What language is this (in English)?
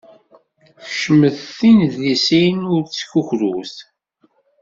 Kabyle